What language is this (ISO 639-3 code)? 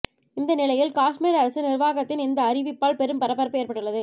tam